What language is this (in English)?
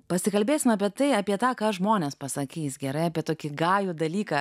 Lithuanian